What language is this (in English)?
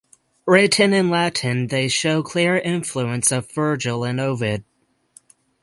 English